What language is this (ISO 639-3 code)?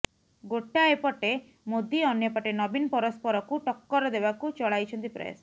ori